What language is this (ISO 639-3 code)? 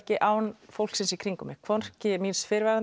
isl